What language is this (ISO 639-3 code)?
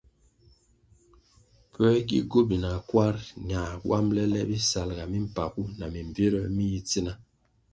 nmg